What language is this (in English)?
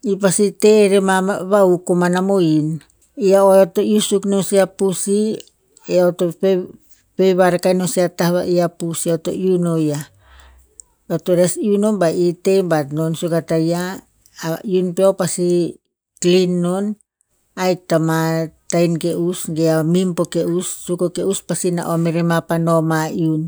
Tinputz